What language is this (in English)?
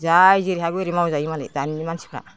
Bodo